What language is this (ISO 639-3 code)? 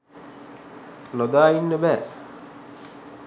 sin